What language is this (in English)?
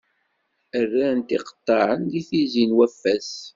Kabyle